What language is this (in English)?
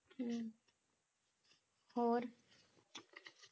Punjabi